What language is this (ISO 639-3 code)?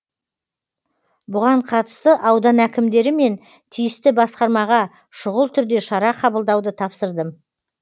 kaz